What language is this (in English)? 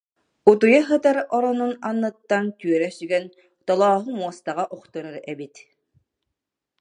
Yakut